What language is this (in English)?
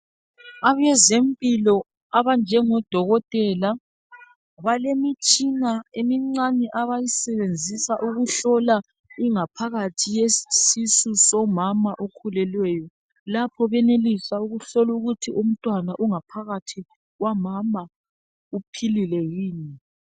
North Ndebele